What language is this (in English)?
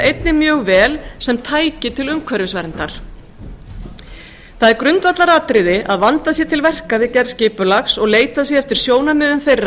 Icelandic